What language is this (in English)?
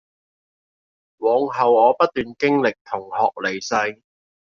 Cantonese